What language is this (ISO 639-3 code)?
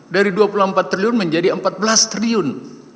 ind